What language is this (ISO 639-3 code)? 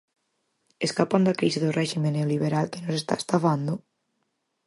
glg